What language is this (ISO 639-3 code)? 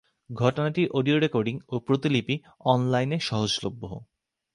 ben